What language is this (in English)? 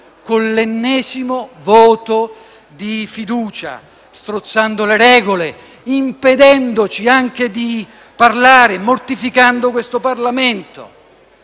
Italian